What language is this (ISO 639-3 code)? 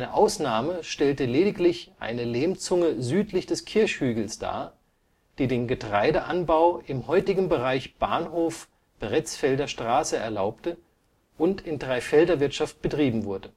deu